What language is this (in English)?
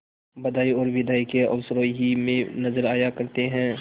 Hindi